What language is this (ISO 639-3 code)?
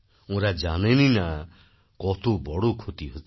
ben